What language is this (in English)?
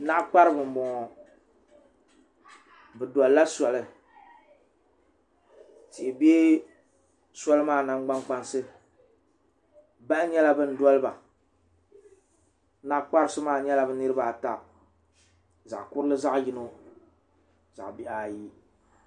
Dagbani